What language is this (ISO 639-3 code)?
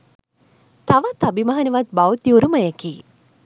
sin